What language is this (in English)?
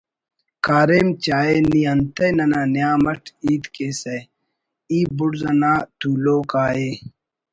Brahui